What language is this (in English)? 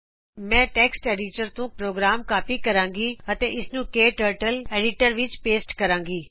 Punjabi